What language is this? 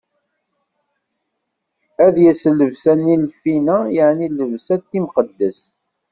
Kabyle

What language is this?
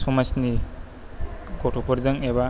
Bodo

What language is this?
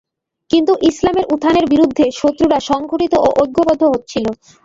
Bangla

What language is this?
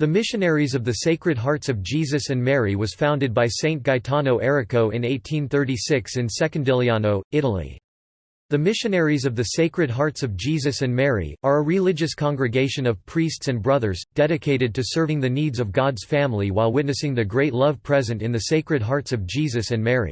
English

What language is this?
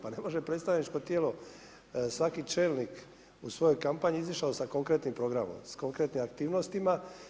Croatian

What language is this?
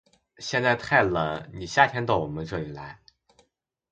Chinese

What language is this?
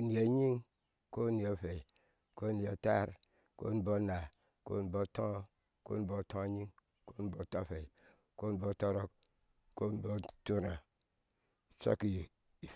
Ashe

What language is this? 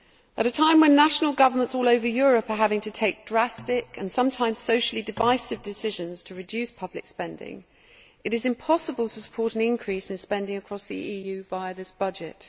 English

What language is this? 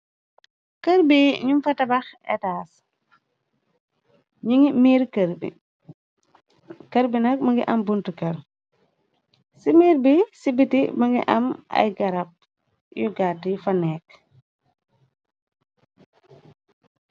Wolof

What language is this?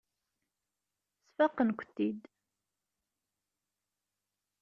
Kabyle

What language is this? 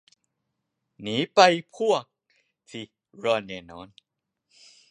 Thai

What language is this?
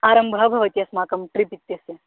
Sanskrit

